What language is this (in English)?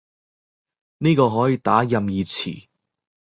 Cantonese